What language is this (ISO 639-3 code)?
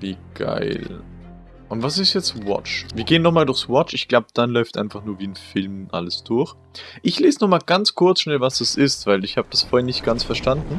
deu